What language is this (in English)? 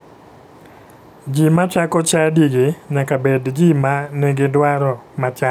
Luo (Kenya and Tanzania)